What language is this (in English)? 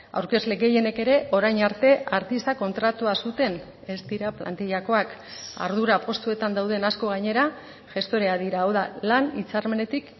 Basque